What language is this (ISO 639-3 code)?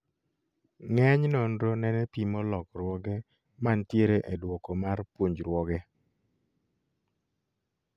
luo